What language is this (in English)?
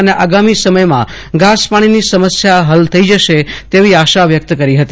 Gujarati